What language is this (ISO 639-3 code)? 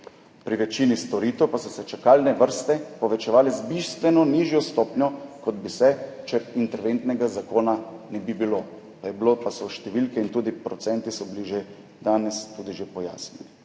slv